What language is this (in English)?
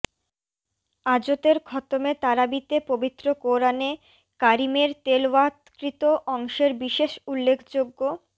Bangla